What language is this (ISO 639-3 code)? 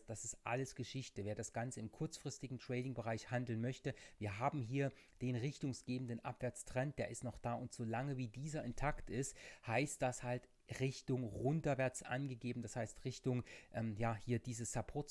deu